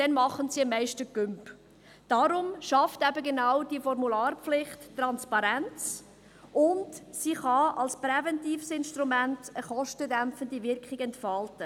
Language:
Swiss German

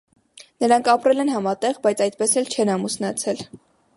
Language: Armenian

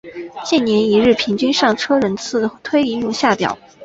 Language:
Chinese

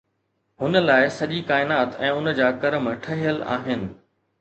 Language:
Sindhi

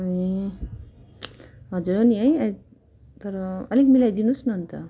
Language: Nepali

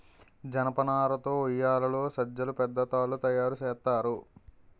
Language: Telugu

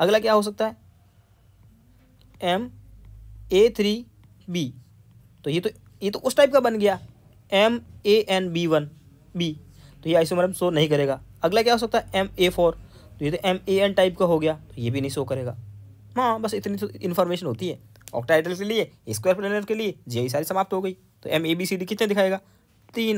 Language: Hindi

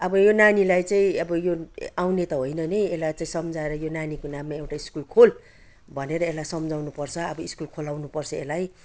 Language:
Nepali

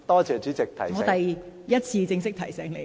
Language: Cantonese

